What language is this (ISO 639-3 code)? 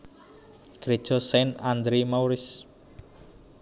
jav